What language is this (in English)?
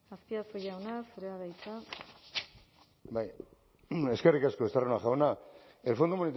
Basque